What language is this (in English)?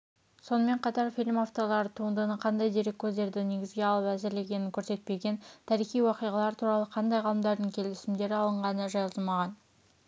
Kazakh